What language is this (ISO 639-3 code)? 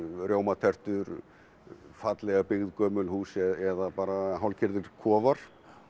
isl